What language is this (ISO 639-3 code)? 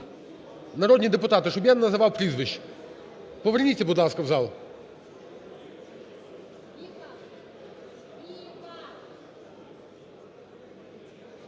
ukr